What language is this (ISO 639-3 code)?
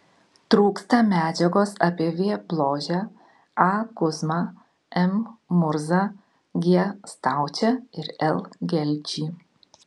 lit